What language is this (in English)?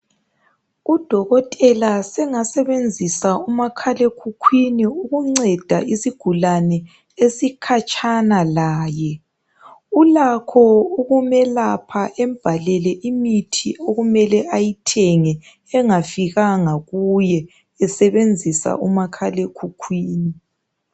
North Ndebele